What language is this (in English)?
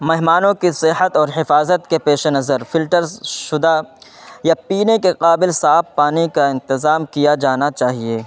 Urdu